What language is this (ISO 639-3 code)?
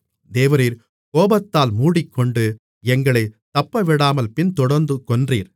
tam